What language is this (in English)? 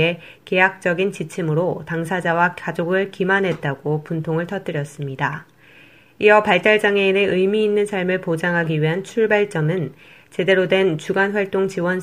Korean